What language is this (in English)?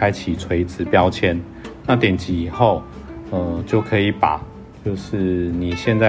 Chinese